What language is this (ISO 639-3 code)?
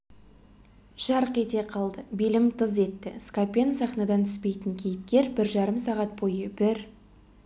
kaz